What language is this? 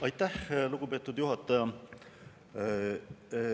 Estonian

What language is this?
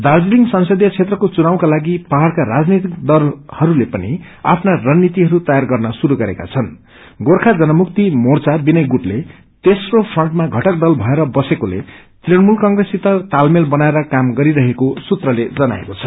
Nepali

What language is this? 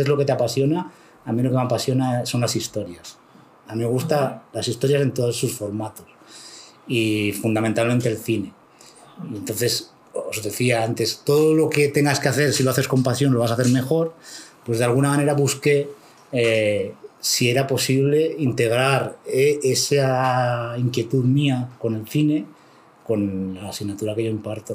Spanish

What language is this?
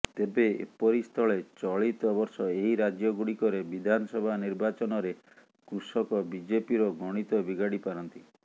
Odia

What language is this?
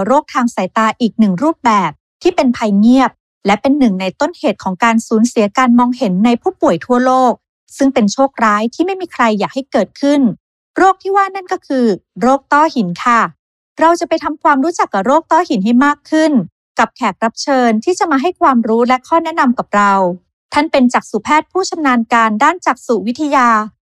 Thai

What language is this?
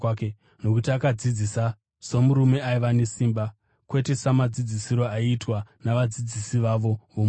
Shona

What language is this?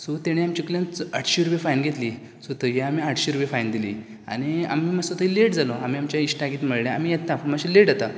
Konkani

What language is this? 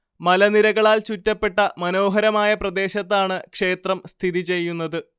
Malayalam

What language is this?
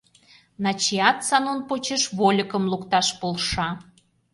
Mari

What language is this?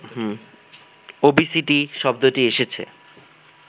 Bangla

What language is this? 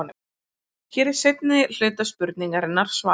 Icelandic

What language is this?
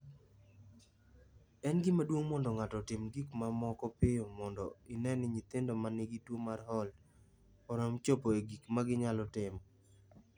Luo (Kenya and Tanzania)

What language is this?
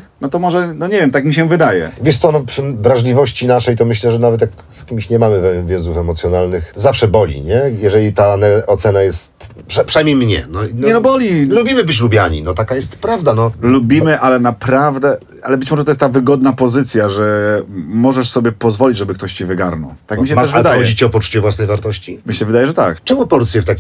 Polish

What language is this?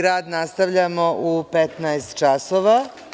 Serbian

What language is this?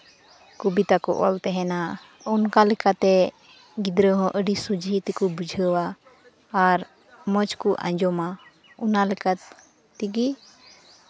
Santali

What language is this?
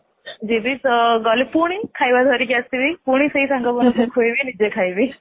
Odia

